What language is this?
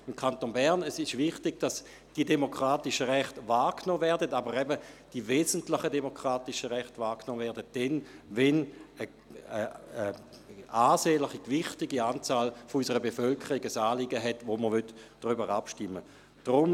Swiss German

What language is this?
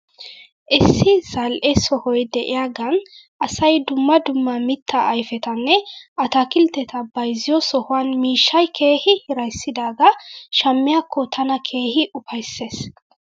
Wolaytta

